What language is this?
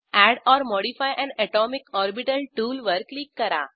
Marathi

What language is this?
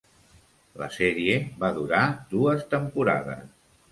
Catalan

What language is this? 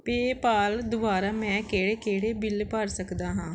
Punjabi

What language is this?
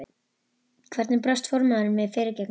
Icelandic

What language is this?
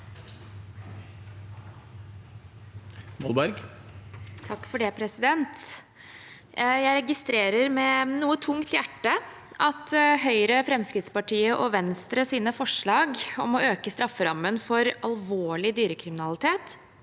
Norwegian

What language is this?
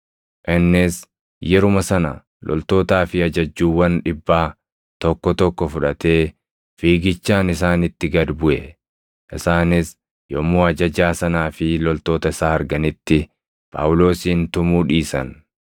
Oromo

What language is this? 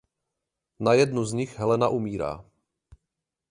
Czech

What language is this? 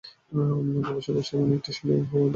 Bangla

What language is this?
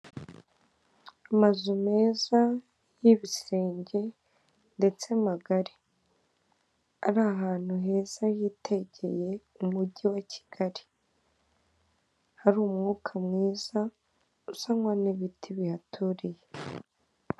Kinyarwanda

